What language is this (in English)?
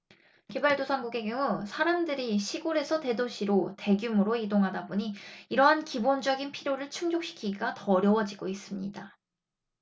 Korean